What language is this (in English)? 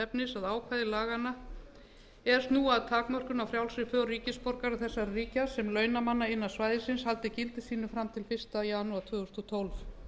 Icelandic